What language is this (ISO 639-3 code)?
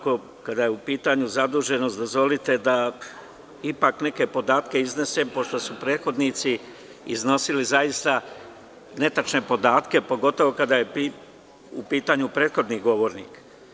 srp